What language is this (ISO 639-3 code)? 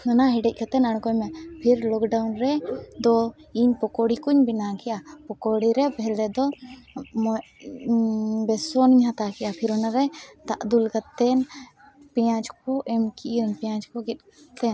sat